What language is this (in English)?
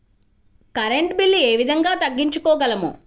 Telugu